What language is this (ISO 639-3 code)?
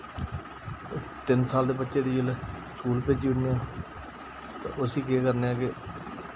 doi